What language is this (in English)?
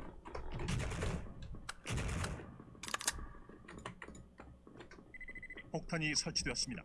Korean